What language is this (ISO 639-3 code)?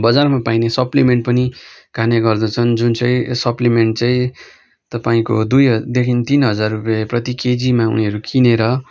nep